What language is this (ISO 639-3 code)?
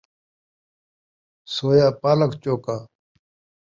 skr